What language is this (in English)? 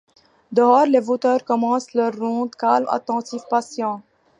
French